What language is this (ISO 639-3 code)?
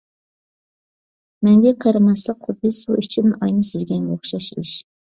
uig